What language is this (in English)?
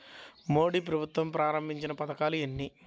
Telugu